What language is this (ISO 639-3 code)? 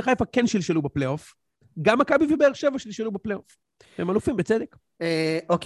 heb